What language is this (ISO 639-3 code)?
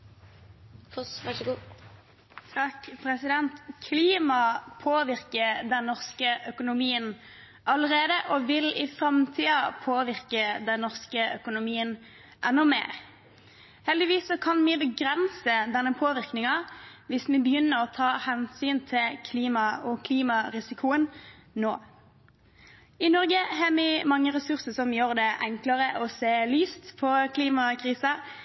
nor